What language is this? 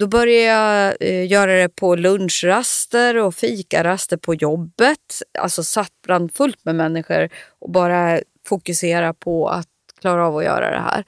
Swedish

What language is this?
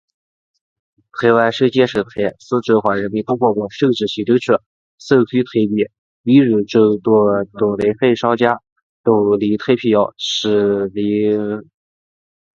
Chinese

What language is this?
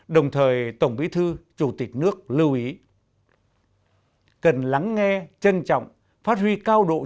Vietnamese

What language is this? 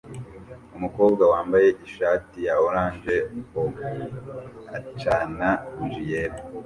Kinyarwanda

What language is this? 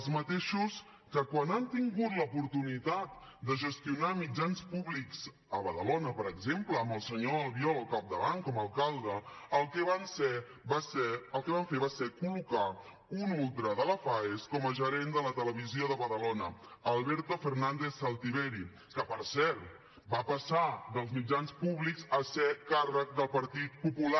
Catalan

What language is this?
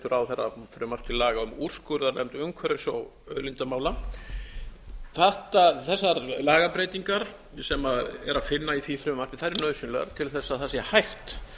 Icelandic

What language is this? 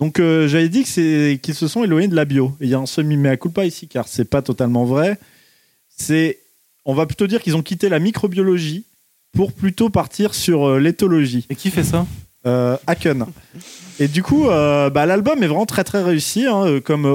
French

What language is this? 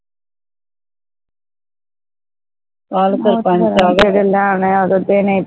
Punjabi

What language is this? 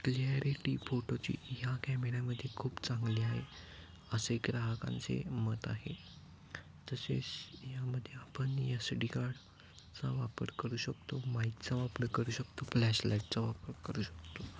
Marathi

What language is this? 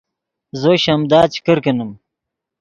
Yidgha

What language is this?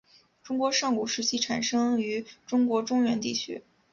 Chinese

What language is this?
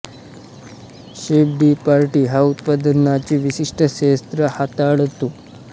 Marathi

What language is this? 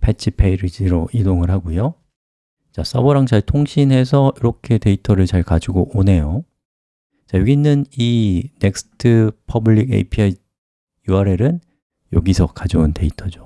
Korean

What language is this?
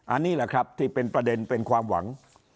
Thai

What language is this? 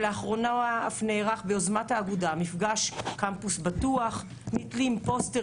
Hebrew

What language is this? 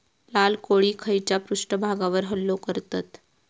Marathi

